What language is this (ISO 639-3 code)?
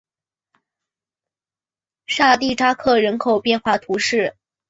zho